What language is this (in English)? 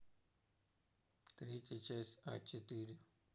Russian